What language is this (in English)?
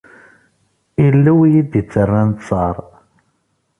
Kabyle